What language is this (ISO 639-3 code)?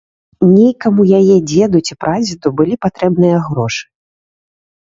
bel